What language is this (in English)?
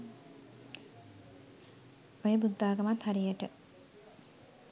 Sinhala